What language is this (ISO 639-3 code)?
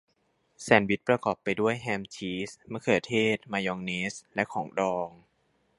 tha